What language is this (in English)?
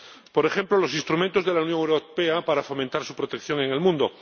Spanish